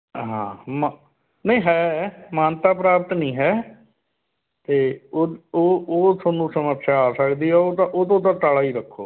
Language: Punjabi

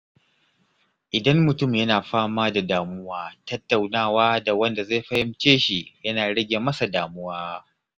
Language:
Hausa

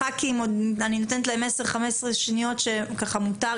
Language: Hebrew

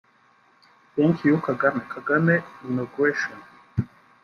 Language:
Kinyarwanda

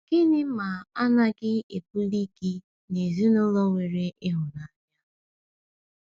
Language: Igbo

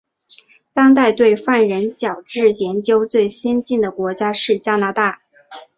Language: Chinese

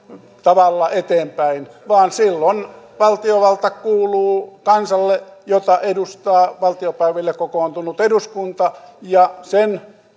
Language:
Finnish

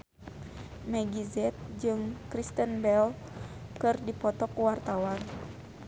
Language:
Sundanese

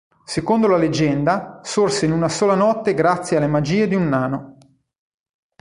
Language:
Italian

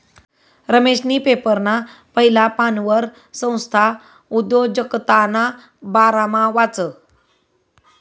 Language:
Marathi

